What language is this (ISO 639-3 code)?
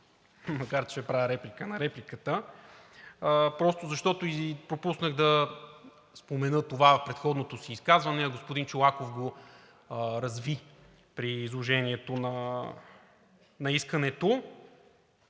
bul